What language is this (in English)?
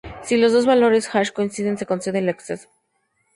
Spanish